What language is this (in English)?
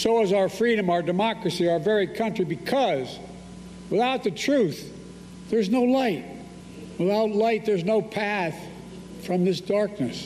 Turkish